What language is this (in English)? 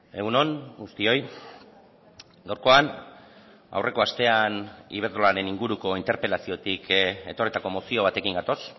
Basque